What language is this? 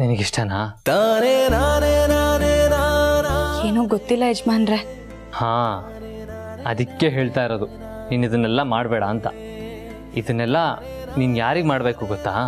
Kannada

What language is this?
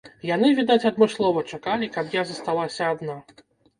Belarusian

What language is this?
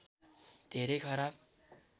Nepali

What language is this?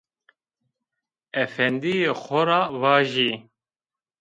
Zaza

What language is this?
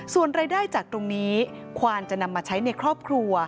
Thai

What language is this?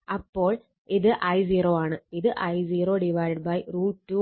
Malayalam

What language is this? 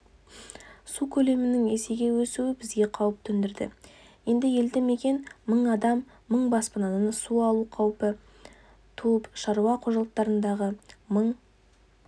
Kazakh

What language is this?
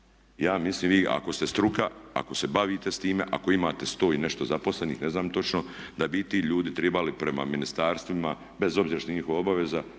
Croatian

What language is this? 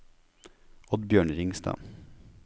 Norwegian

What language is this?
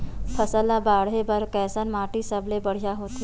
Chhattisgarhi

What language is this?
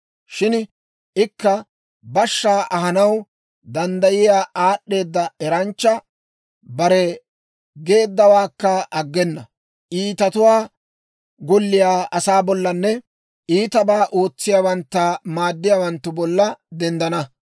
Dawro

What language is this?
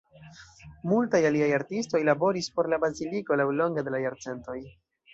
Esperanto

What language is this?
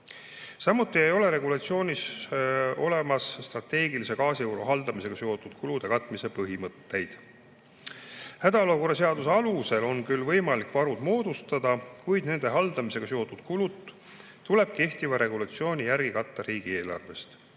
Estonian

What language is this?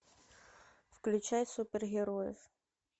Russian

